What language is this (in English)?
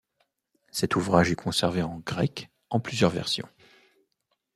French